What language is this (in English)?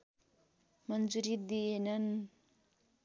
Nepali